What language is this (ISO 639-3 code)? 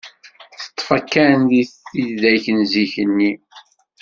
kab